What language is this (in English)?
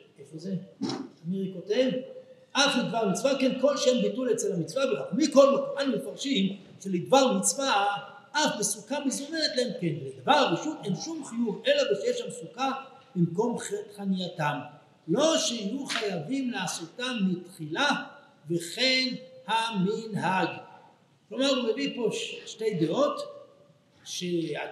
Hebrew